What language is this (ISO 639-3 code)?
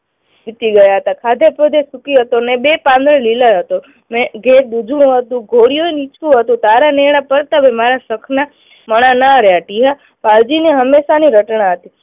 guj